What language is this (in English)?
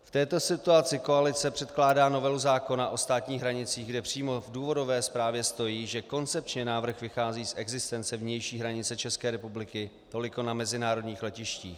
Czech